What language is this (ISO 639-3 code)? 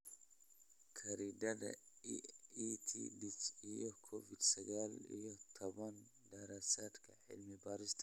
som